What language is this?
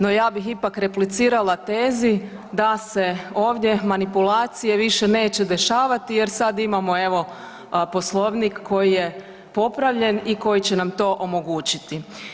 Croatian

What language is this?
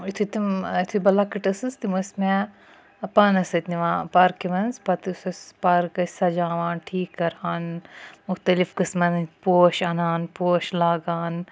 Kashmiri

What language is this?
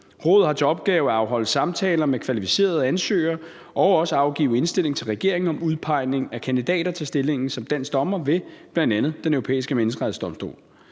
Danish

